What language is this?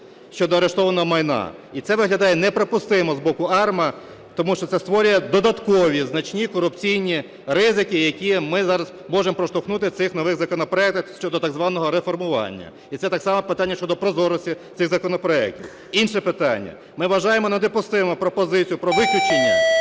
Ukrainian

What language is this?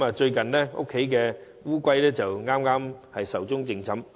Cantonese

